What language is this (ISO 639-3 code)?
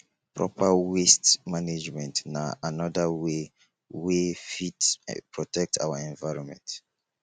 pcm